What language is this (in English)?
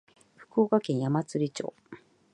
Japanese